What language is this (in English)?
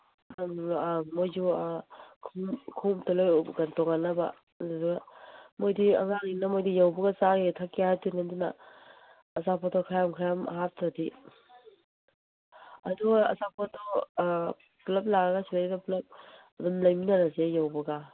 Manipuri